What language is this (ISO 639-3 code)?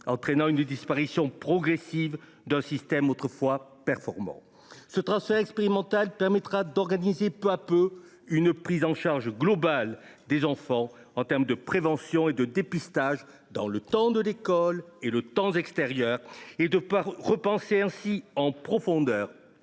fra